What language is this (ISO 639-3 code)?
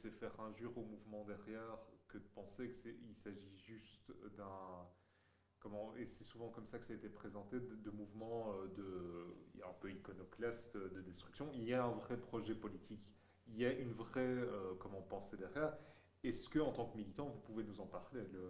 fra